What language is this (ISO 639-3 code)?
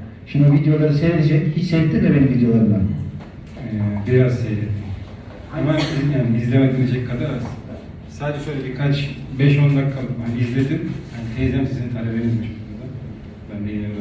tur